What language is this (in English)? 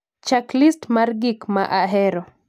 Luo (Kenya and Tanzania)